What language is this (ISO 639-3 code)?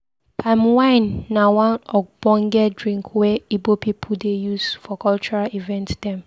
pcm